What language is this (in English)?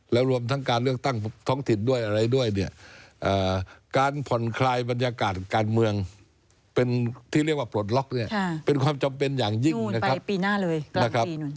Thai